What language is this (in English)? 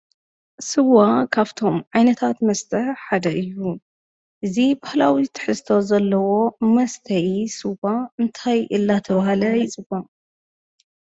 Tigrinya